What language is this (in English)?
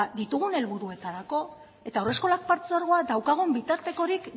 Basque